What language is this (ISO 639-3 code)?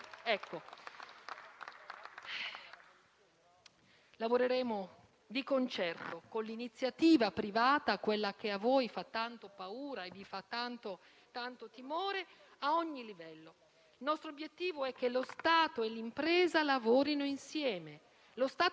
ita